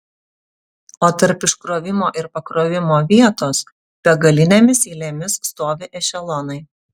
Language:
Lithuanian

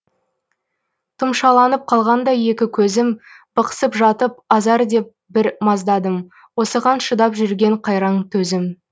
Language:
Kazakh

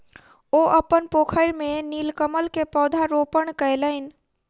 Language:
Maithili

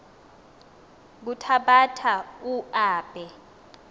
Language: Xhosa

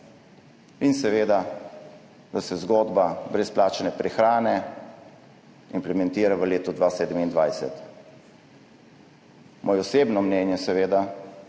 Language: Slovenian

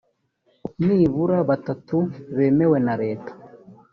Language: Kinyarwanda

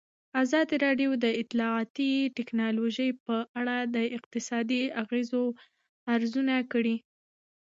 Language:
Pashto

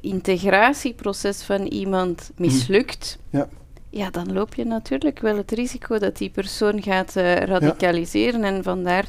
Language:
Dutch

